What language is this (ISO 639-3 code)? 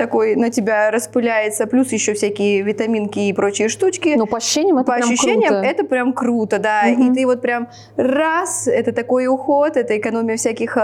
rus